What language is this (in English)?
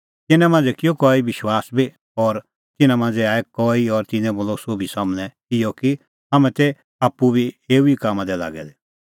Kullu Pahari